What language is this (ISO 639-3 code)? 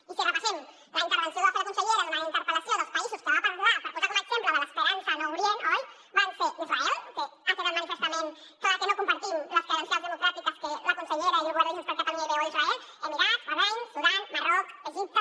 cat